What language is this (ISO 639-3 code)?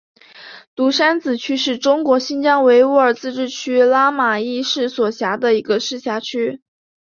zho